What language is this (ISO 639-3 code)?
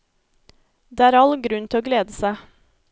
nor